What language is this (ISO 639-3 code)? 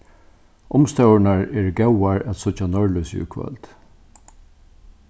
fao